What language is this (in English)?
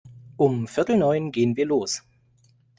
German